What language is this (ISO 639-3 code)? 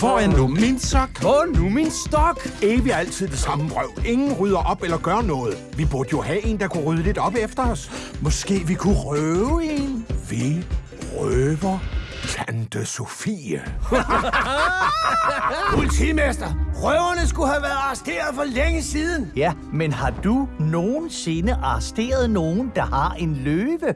dan